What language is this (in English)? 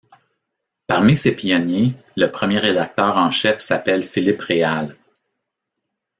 French